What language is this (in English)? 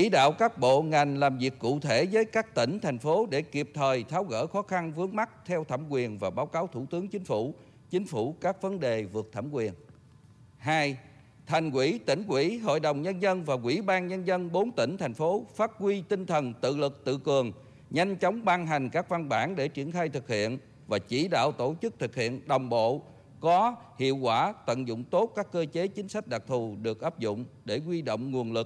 Vietnamese